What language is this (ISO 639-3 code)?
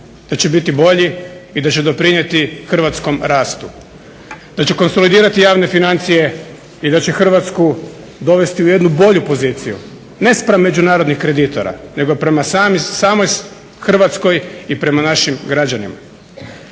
hrv